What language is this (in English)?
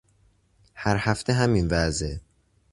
Persian